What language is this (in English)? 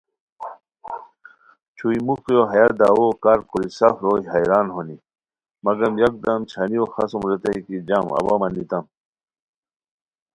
Khowar